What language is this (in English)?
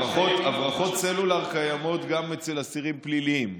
Hebrew